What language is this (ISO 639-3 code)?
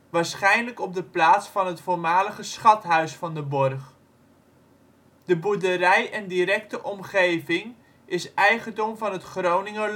nld